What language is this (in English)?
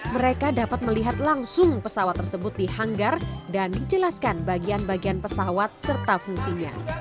Indonesian